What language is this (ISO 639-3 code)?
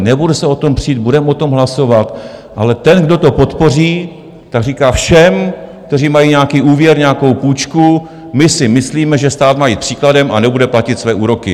ces